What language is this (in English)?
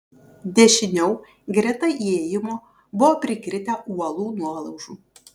Lithuanian